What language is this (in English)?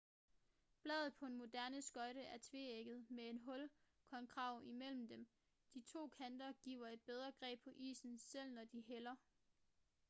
Danish